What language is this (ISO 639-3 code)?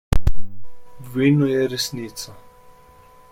slv